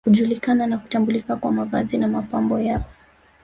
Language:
Swahili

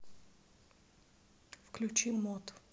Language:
Russian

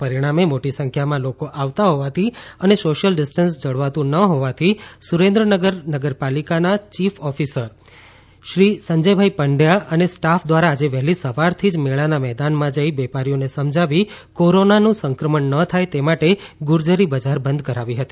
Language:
Gujarati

